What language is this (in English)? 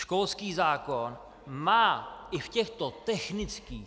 Czech